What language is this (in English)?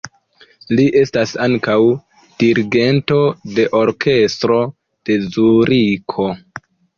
Esperanto